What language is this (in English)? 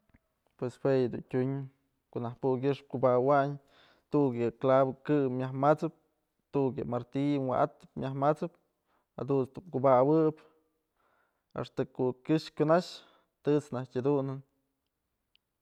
Mazatlán Mixe